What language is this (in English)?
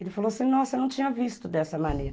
Portuguese